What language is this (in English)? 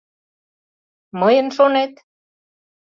Mari